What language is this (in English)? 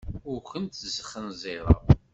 Kabyle